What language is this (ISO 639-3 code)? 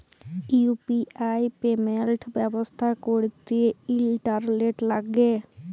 ben